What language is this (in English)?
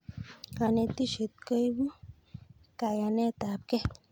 Kalenjin